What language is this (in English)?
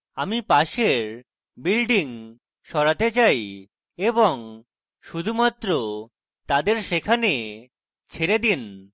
Bangla